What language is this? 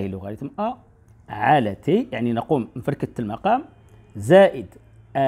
Arabic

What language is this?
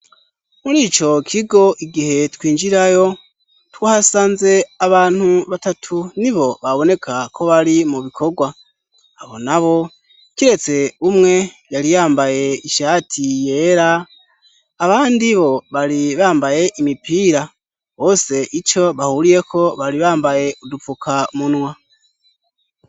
Rundi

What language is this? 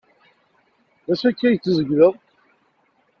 Kabyle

